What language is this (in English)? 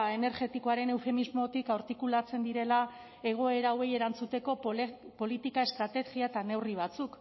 Basque